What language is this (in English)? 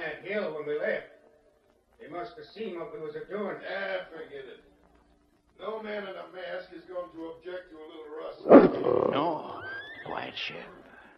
English